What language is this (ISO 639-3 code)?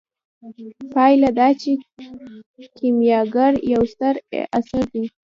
pus